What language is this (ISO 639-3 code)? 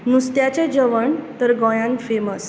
kok